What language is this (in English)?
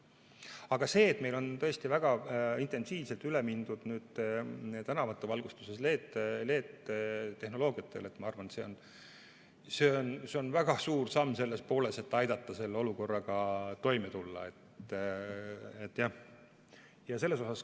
Estonian